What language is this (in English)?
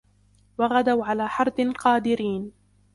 Arabic